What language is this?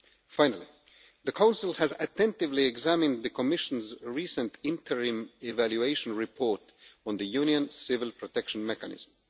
English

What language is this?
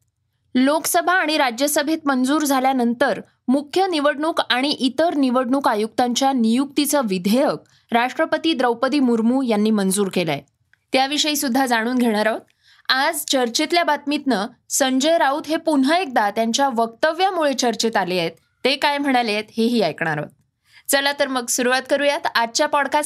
Marathi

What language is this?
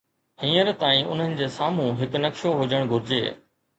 Sindhi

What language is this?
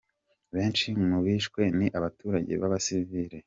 Kinyarwanda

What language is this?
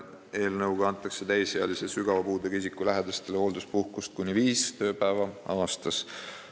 Estonian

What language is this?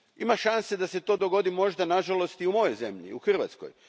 Croatian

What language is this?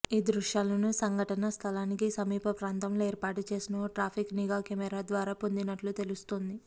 Telugu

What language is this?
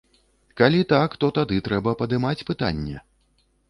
Belarusian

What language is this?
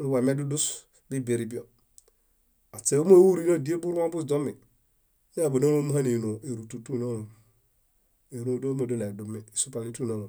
Bayot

